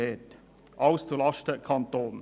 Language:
Swiss German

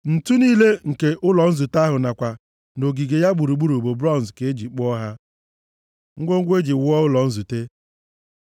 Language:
Igbo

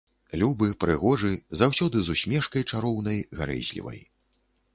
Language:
Belarusian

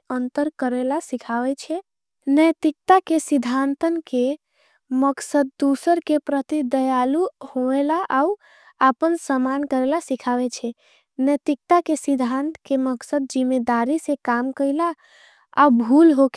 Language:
Angika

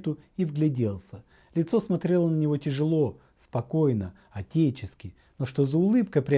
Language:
Russian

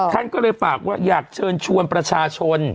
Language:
Thai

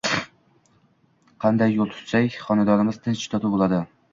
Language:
Uzbek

